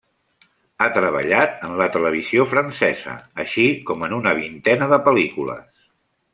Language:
Catalan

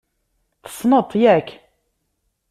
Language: Kabyle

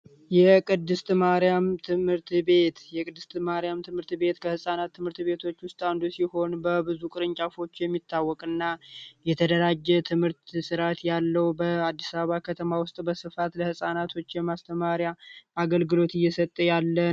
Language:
Amharic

